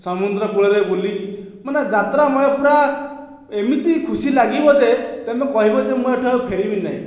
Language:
Odia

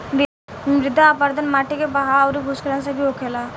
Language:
Bhojpuri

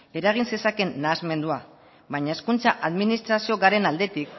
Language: Basque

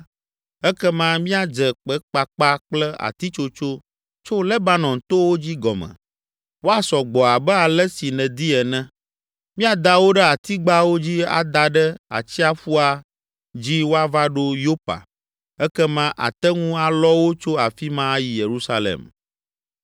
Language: Ewe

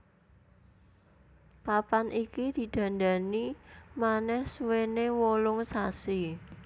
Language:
Javanese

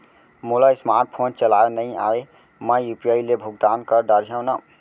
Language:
Chhattisgarhi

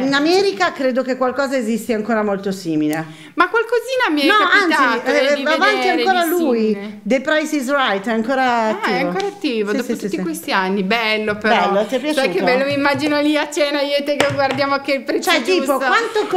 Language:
Italian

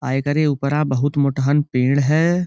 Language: Bhojpuri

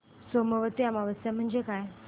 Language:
Marathi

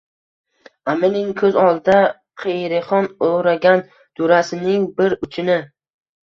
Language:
Uzbek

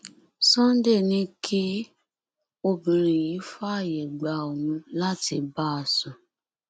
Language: Yoruba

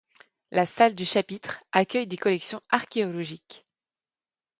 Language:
French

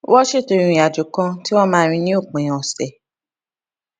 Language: Yoruba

